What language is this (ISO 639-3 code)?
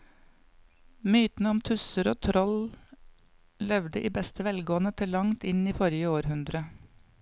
nor